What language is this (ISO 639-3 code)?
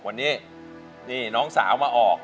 tha